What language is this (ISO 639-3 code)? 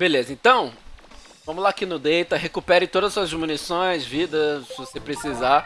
por